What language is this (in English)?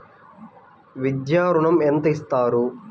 Telugu